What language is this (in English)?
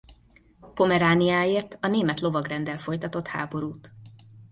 Hungarian